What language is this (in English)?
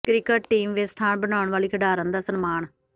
Punjabi